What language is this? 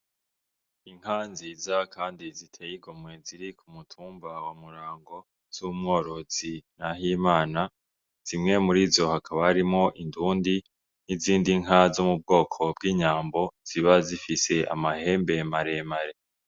Rundi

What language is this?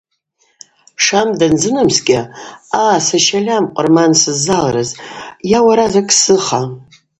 Abaza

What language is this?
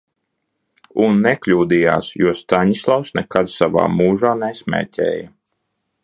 Latvian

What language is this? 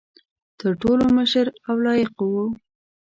Pashto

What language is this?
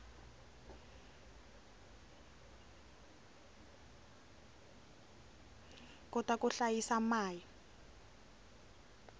Tsonga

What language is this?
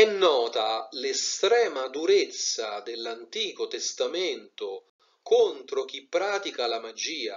Italian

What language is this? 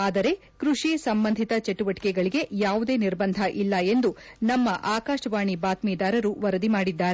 Kannada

